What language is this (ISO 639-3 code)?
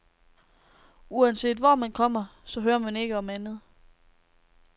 dan